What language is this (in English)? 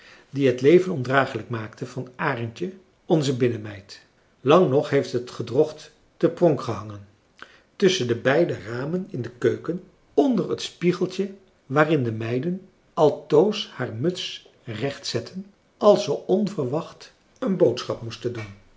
Dutch